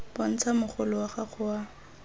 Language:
Tswana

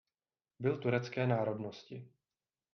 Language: Czech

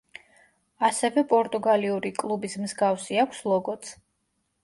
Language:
Georgian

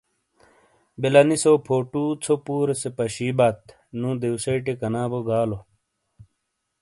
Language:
Shina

